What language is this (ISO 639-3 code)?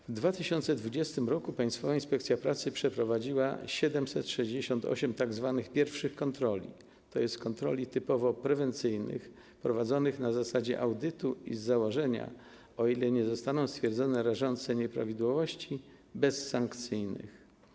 pol